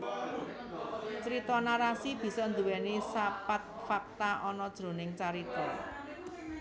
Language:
Javanese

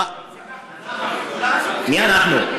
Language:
Hebrew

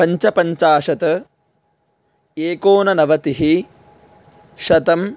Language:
Sanskrit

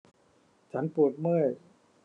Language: Thai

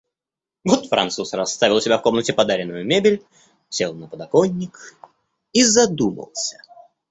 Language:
Russian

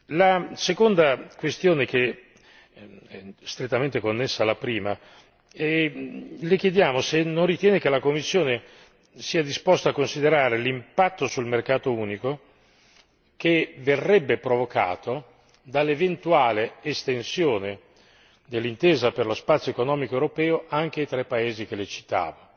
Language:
Italian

